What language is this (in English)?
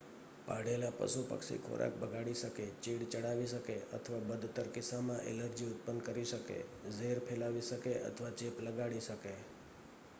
Gujarati